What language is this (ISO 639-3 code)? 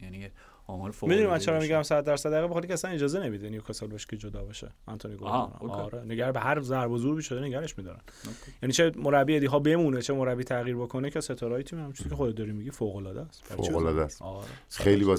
fas